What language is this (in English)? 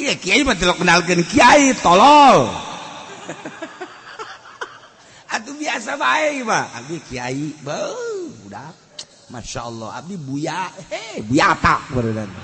Indonesian